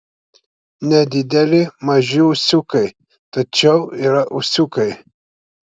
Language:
Lithuanian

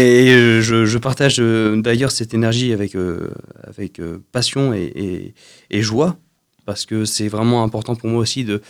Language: French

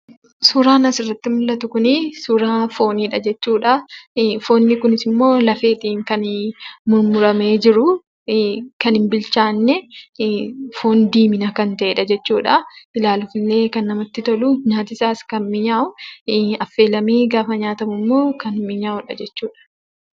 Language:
Oromo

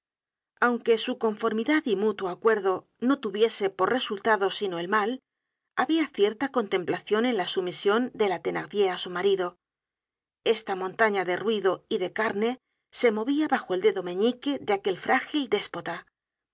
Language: Spanish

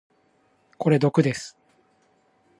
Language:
Japanese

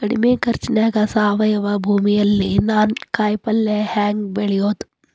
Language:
Kannada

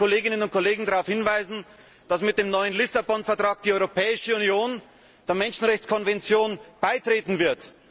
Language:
German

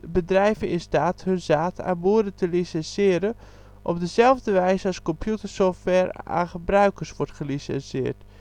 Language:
Dutch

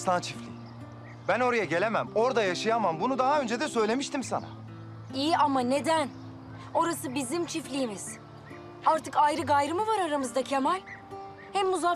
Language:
Turkish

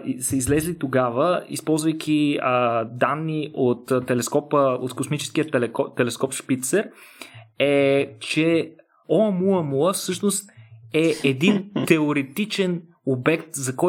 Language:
Bulgarian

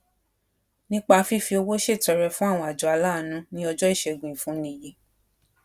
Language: Yoruba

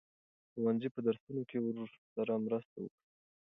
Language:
Pashto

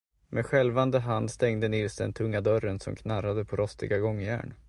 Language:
Swedish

